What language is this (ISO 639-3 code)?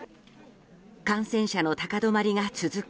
jpn